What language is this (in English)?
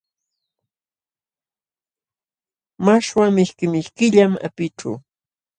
Jauja Wanca Quechua